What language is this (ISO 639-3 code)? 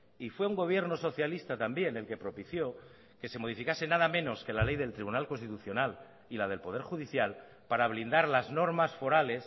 spa